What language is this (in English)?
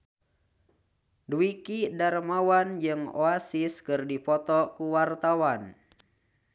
Sundanese